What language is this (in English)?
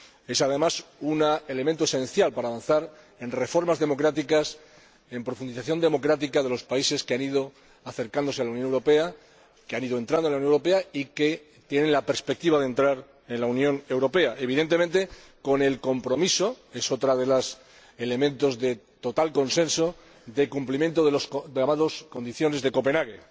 Spanish